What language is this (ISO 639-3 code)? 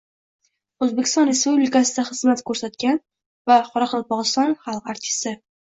uzb